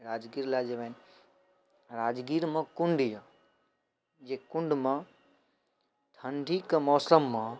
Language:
Maithili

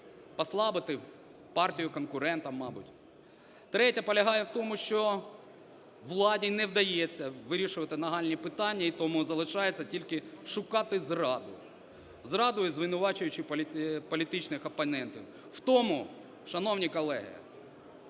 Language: Ukrainian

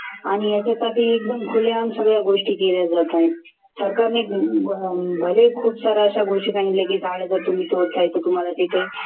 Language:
Marathi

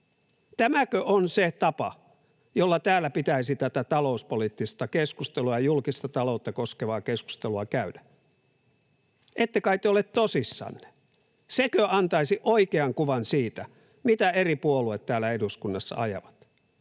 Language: Finnish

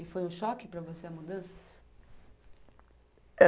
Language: Portuguese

